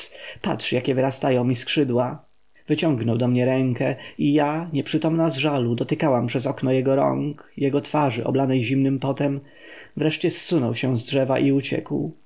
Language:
Polish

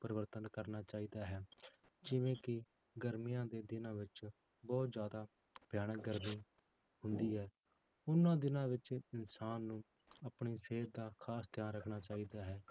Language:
Punjabi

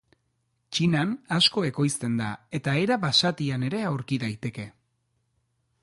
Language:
Basque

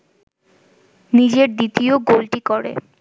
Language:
Bangla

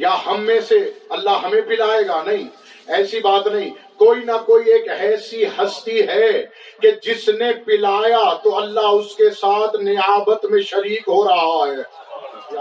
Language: Urdu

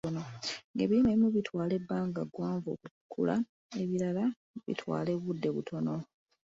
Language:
Ganda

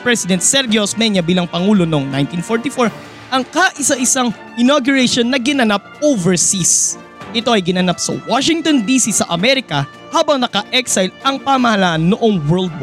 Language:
Filipino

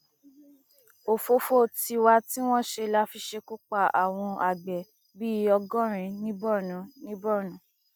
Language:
Yoruba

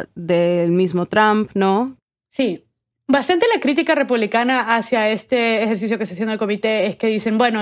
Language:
Spanish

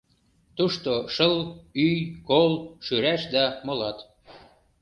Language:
Mari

